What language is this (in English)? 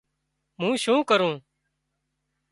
Wadiyara Koli